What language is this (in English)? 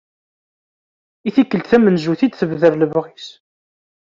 Kabyle